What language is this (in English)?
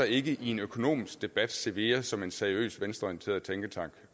Danish